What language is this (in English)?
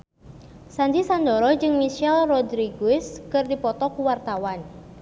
Sundanese